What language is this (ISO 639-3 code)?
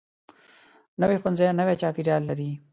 pus